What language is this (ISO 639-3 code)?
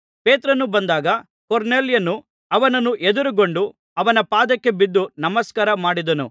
kan